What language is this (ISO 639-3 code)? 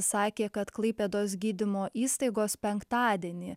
lit